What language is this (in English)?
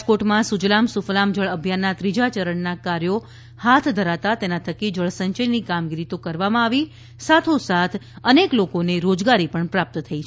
Gujarati